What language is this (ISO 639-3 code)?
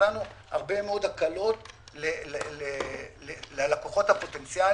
heb